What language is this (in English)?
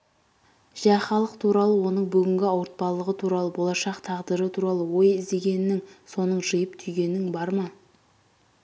Kazakh